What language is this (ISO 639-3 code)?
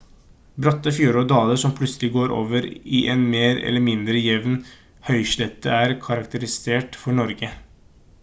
nob